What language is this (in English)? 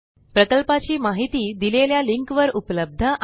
Marathi